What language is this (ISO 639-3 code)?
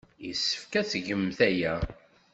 kab